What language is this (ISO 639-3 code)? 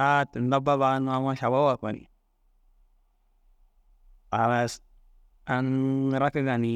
dzg